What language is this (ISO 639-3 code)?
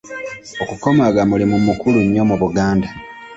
lug